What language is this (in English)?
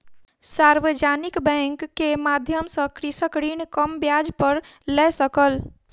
Maithili